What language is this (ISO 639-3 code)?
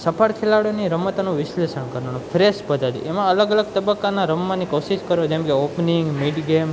guj